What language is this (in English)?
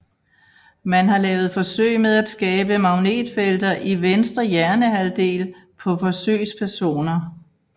Danish